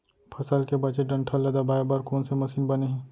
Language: Chhattisgarhi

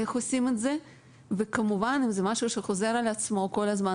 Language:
Hebrew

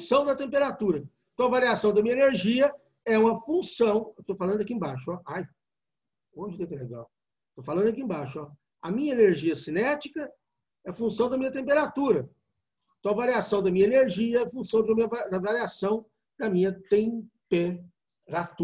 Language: Portuguese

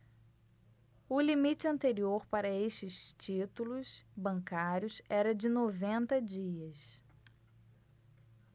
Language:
Portuguese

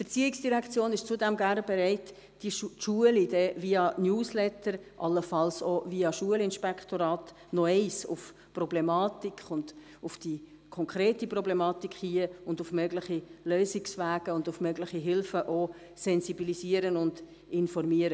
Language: Swiss German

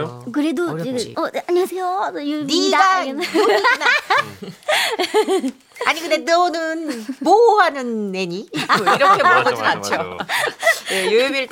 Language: Korean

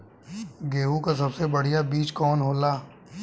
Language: Bhojpuri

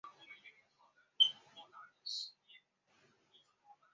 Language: Chinese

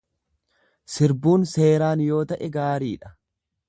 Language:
Oromo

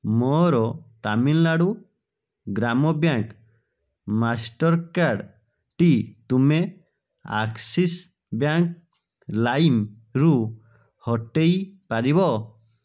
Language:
Odia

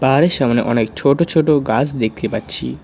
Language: Bangla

